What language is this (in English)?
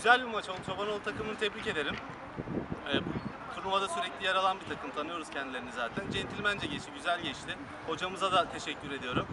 Turkish